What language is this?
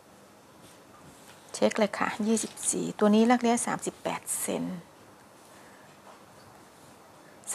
Thai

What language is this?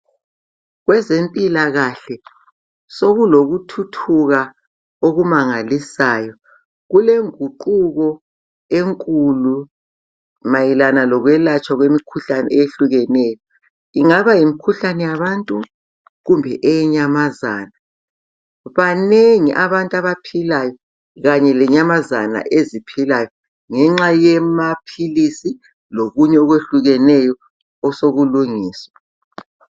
North Ndebele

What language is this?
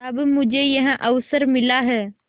Hindi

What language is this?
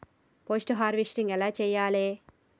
Telugu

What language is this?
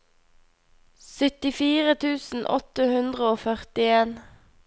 Norwegian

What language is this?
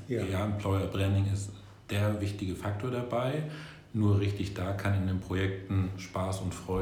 German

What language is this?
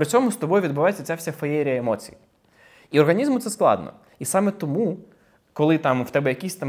Ukrainian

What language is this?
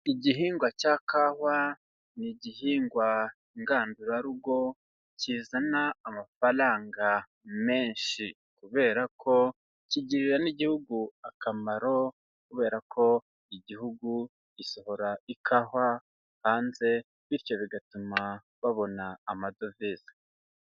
Kinyarwanda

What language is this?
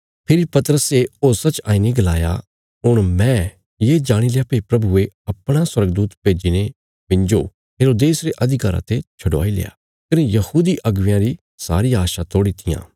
Bilaspuri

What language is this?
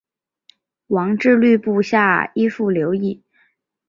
Chinese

